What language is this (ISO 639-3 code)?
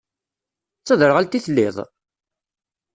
kab